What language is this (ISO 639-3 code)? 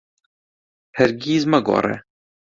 ckb